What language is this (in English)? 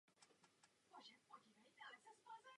Czech